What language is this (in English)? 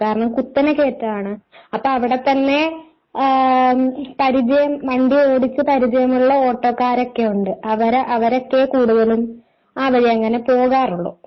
Malayalam